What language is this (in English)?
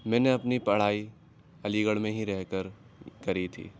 Urdu